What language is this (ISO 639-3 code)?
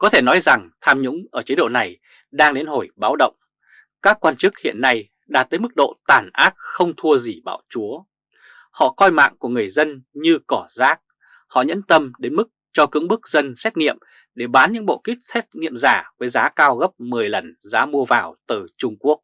vie